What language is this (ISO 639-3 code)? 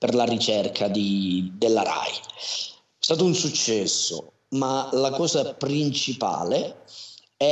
ita